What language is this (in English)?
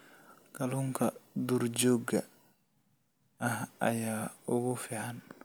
Somali